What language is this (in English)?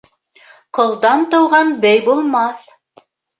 Bashkir